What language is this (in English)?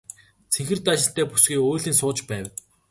Mongolian